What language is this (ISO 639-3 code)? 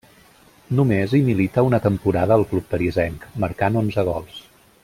cat